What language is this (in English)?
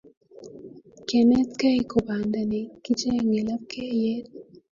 Kalenjin